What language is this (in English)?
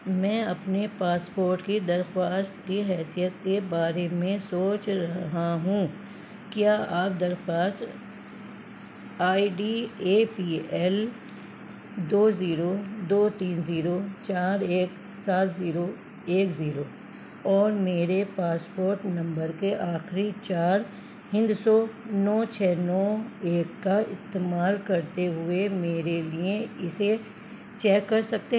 Urdu